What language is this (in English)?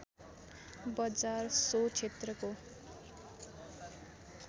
Nepali